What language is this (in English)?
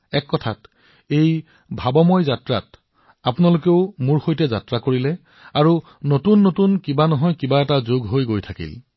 Assamese